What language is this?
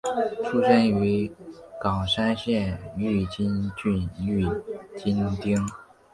Chinese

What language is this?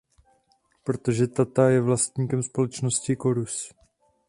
Czech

